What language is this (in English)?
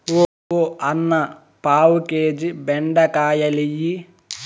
Telugu